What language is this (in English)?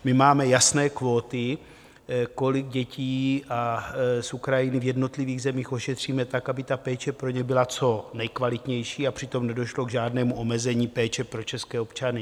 Czech